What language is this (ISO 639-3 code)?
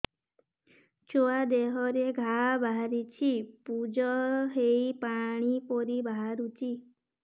ori